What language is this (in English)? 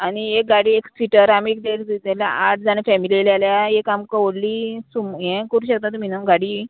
Konkani